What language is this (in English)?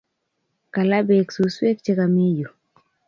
Kalenjin